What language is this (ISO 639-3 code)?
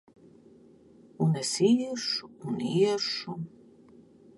lav